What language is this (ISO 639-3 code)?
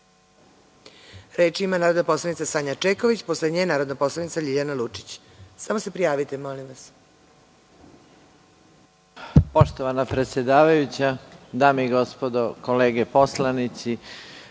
srp